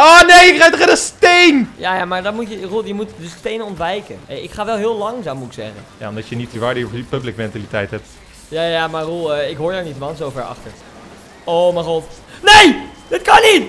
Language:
Dutch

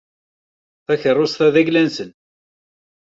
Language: Kabyle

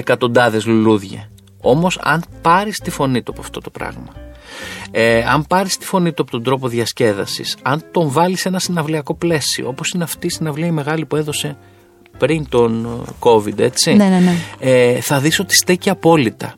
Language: Greek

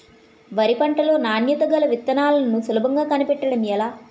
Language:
Telugu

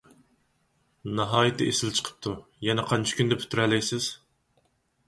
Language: Uyghur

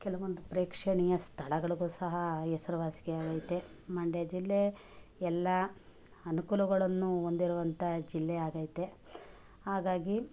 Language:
Kannada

